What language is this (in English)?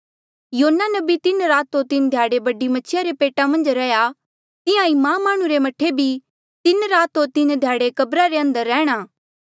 Mandeali